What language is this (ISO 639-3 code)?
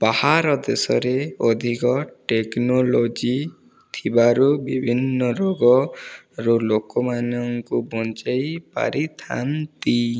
ori